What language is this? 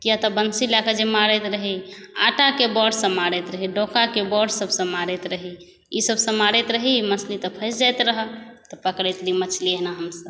Maithili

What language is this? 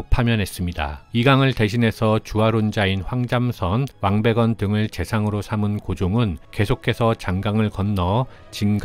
Korean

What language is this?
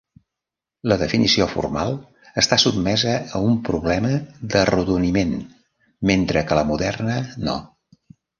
Catalan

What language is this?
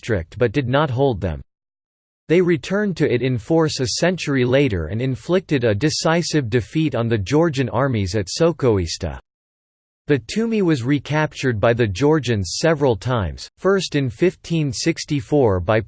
English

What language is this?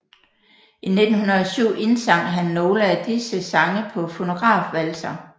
Danish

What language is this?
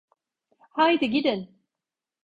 Turkish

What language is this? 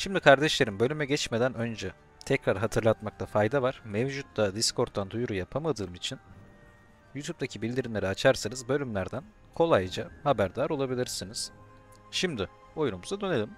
Turkish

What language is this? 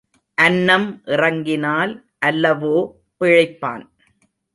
Tamil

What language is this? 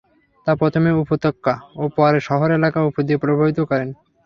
Bangla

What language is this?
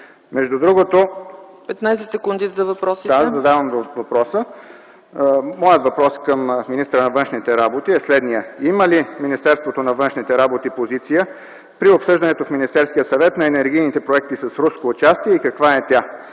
Bulgarian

